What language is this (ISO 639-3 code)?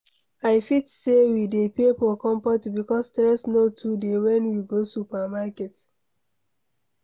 pcm